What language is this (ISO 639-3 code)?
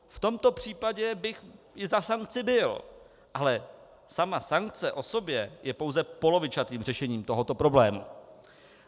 ces